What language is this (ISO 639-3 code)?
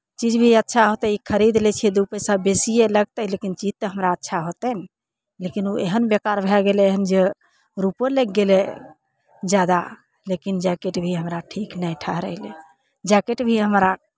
mai